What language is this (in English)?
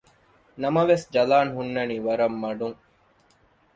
Divehi